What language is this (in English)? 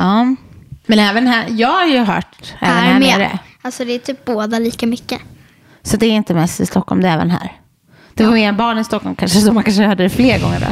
Swedish